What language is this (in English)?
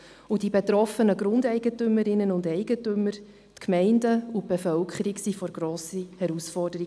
Swiss German